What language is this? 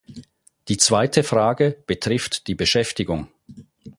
German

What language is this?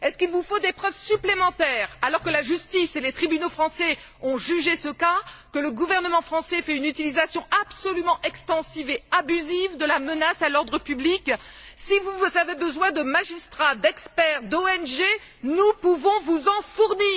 French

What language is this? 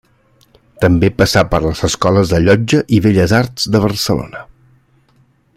Catalan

